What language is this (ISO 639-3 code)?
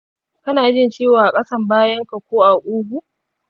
hau